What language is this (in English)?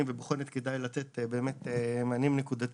Hebrew